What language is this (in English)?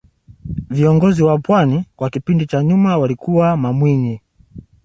Swahili